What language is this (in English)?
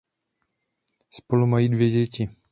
Czech